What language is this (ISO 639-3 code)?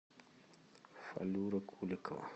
rus